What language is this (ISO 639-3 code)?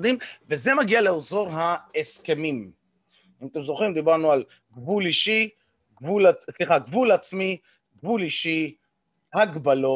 heb